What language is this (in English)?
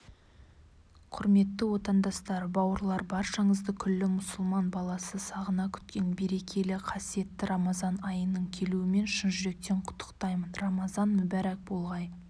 Kazakh